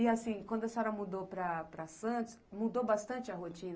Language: Portuguese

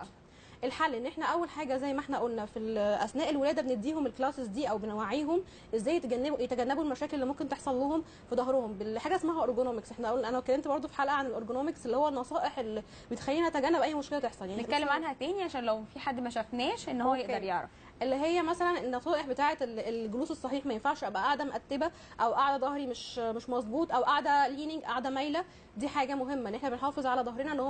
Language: Arabic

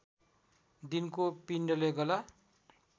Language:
Nepali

